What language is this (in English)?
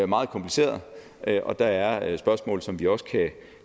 Danish